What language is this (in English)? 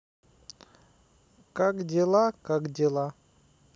Russian